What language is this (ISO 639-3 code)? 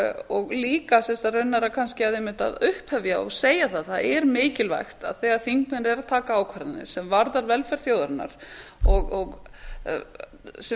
isl